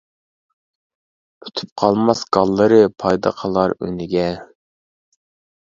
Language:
Uyghur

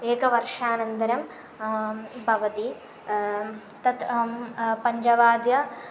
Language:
Sanskrit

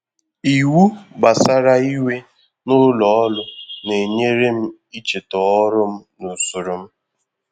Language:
Igbo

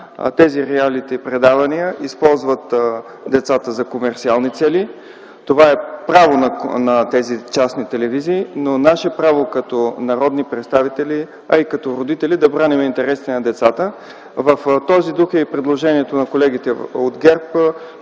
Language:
Bulgarian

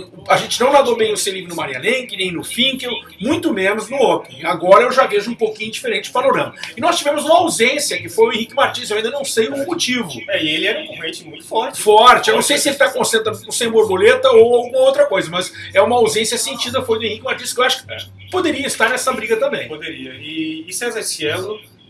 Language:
Portuguese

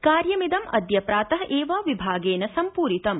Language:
Sanskrit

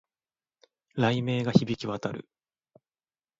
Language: Japanese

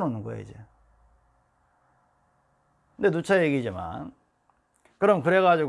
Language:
Korean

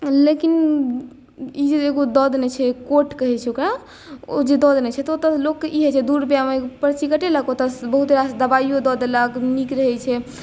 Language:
Maithili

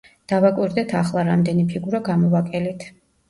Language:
Georgian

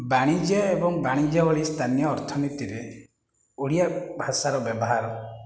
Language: Odia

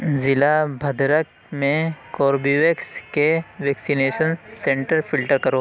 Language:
Urdu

